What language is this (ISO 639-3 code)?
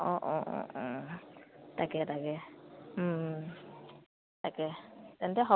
asm